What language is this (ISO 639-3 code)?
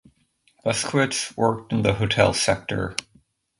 eng